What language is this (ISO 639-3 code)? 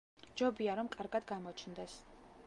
kat